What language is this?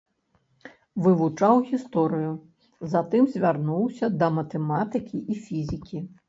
Belarusian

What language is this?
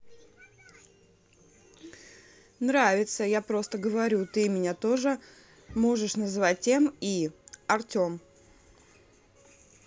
Russian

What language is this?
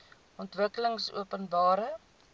Afrikaans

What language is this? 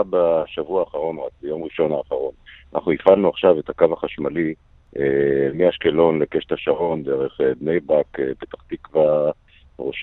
Hebrew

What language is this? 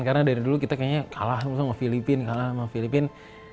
Indonesian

